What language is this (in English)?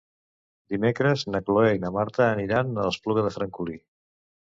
Catalan